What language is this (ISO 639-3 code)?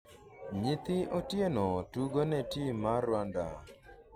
luo